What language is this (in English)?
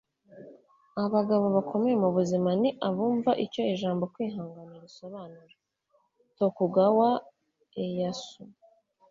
Kinyarwanda